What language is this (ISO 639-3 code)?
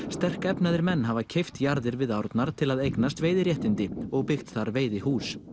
isl